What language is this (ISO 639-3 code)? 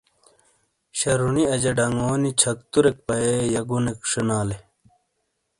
scl